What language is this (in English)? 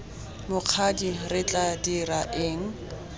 Tswana